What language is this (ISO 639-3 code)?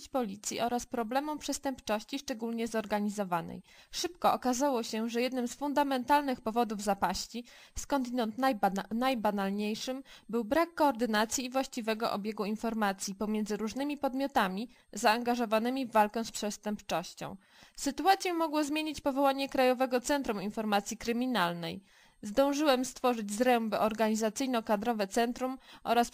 pol